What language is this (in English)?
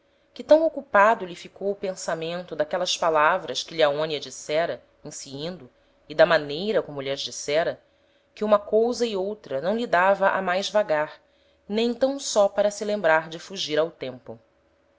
Portuguese